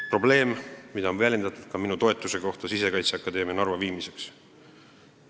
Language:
Estonian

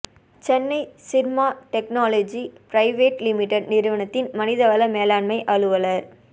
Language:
Tamil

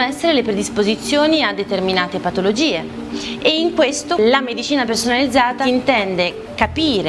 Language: Italian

